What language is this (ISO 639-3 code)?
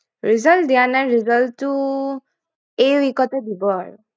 asm